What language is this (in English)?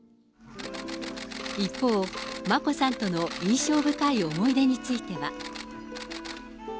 Japanese